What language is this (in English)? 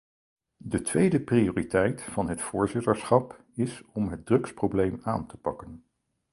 Dutch